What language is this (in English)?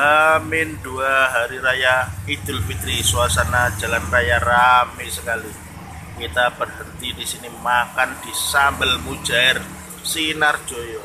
Indonesian